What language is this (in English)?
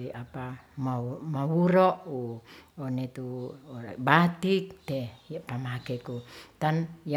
Ratahan